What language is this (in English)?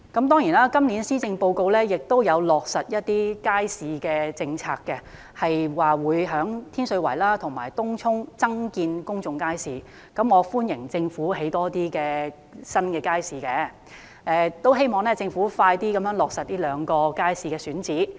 Cantonese